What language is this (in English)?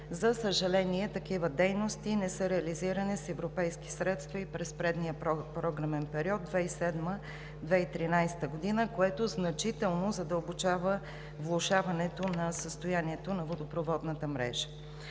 Bulgarian